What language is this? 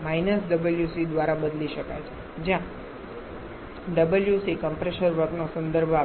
Gujarati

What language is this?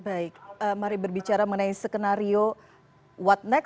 Indonesian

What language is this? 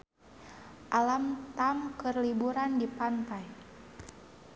Sundanese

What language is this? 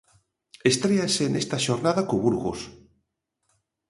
Galician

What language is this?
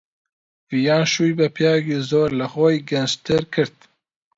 Central Kurdish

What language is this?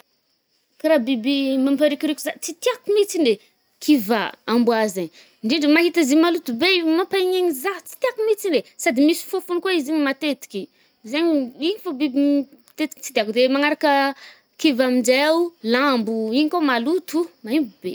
Northern Betsimisaraka Malagasy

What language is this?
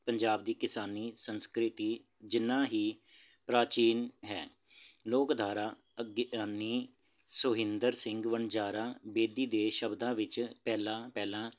Punjabi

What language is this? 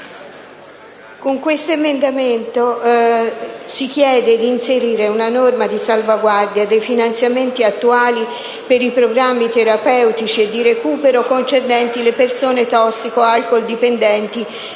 Italian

